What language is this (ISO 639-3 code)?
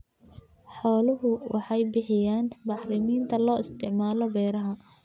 som